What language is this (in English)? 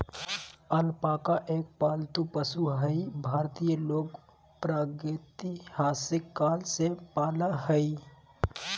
Magahi